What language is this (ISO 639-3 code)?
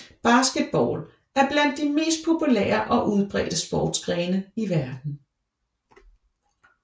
dan